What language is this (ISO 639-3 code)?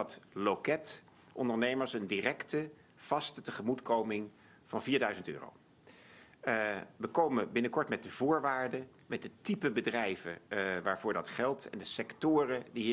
nld